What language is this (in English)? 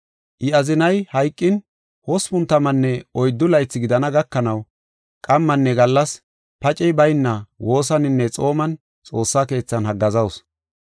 Gofa